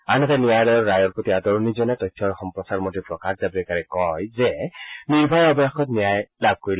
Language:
Assamese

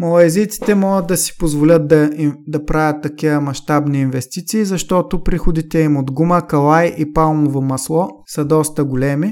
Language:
Bulgarian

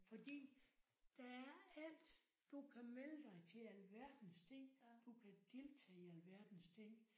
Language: Danish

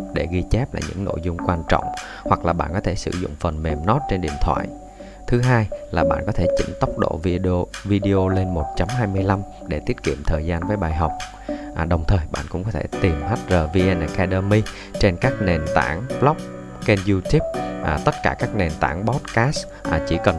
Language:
Vietnamese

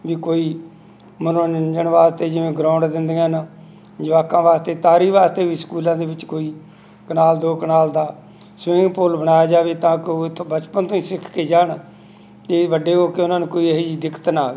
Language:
Punjabi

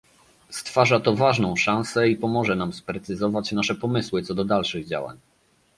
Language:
Polish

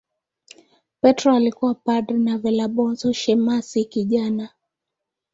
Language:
Swahili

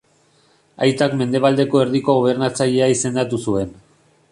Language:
Basque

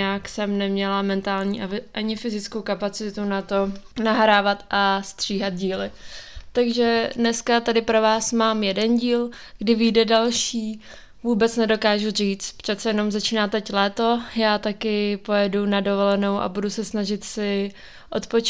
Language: Czech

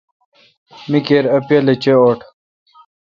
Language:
Kalkoti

